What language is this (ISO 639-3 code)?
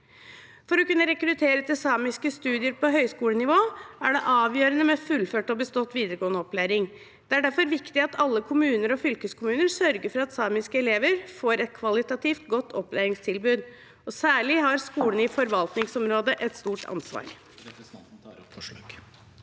nor